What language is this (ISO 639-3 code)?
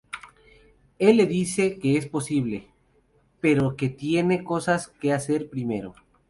spa